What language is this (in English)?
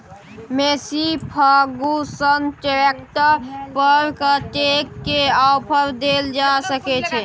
Maithili